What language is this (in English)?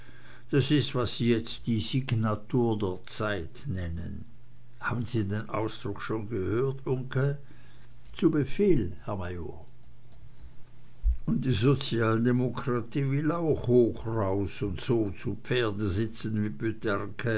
German